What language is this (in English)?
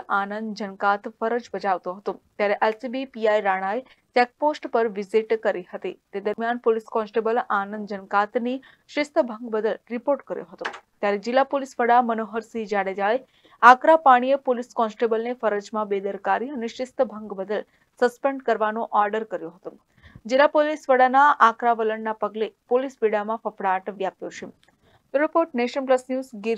Hindi